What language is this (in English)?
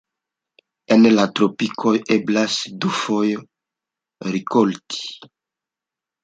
Esperanto